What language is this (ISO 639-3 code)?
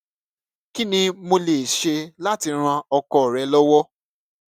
yor